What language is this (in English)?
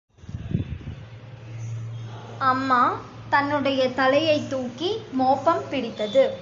Tamil